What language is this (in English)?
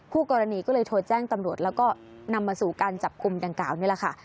Thai